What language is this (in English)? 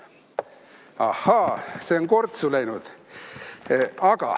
Estonian